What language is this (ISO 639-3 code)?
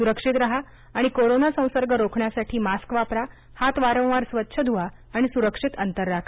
mar